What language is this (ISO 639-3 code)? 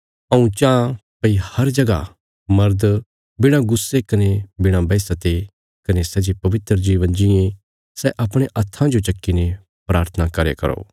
kfs